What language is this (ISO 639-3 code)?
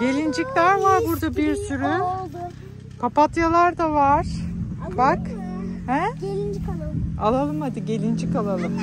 tur